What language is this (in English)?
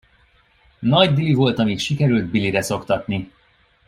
Hungarian